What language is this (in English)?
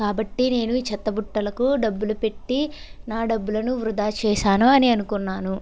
Telugu